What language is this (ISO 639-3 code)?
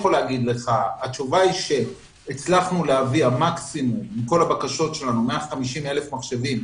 heb